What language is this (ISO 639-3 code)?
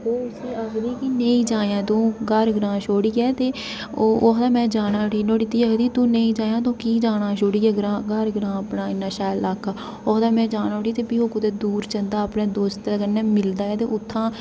doi